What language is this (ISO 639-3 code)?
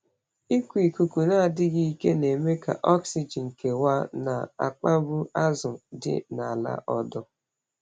ibo